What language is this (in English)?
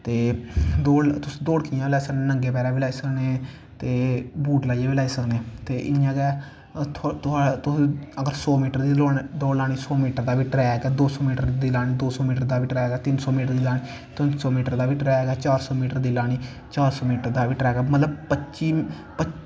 Dogri